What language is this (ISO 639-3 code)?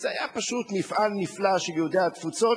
heb